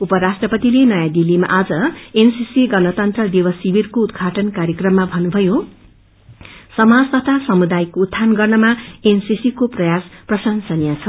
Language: Nepali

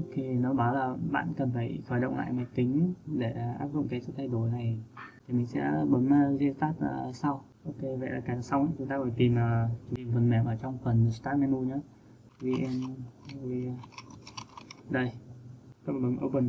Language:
Vietnamese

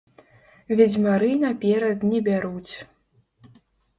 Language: Belarusian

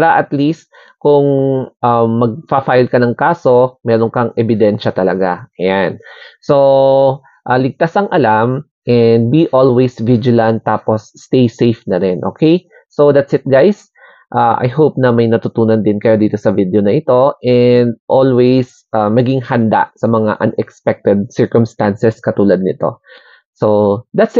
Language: Filipino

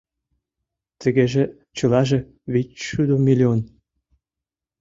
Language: Mari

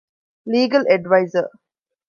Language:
Divehi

